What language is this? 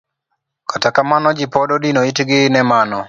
Luo (Kenya and Tanzania)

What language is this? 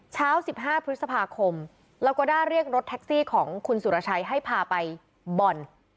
Thai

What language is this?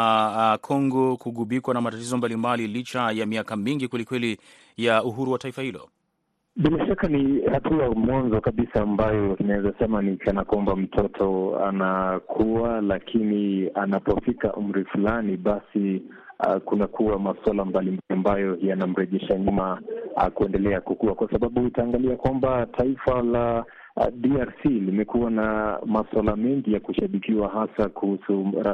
Swahili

